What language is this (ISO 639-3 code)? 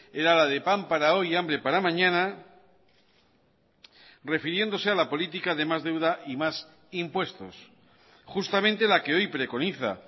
spa